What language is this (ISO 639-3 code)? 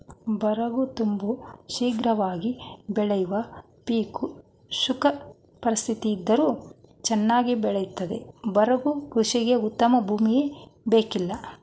kan